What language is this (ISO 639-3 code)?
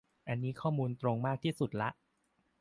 tha